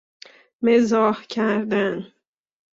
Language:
Persian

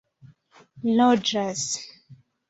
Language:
Esperanto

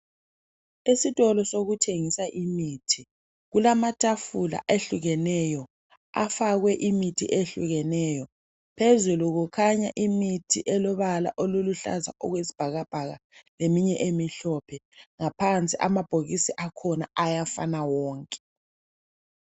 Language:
North Ndebele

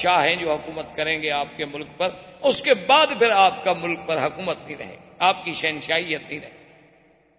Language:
Urdu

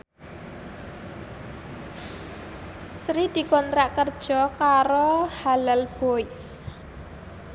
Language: Javanese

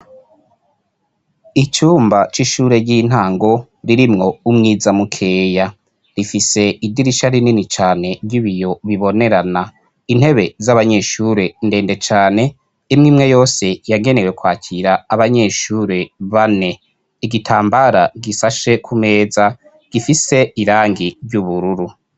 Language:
Rundi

